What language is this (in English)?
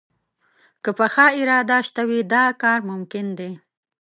Pashto